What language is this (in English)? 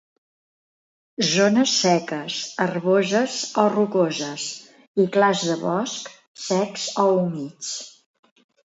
Catalan